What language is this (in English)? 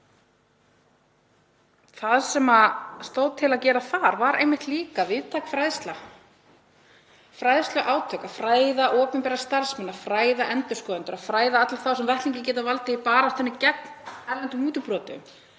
Icelandic